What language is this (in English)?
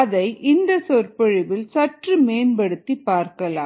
Tamil